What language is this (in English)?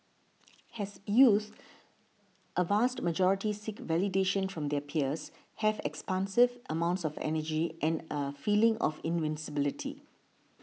English